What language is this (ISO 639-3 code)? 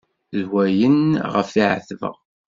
kab